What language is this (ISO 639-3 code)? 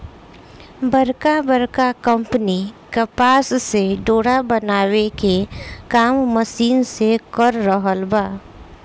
bho